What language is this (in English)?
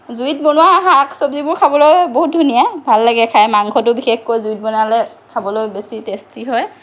Assamese